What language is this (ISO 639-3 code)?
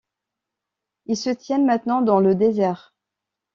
fra